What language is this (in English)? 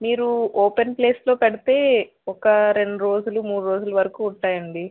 Telugu